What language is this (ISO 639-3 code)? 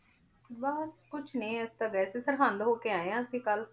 pan